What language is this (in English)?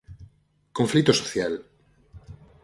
Galician